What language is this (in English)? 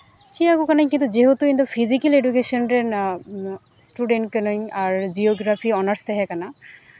Santali